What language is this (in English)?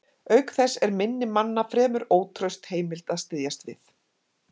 Icelandic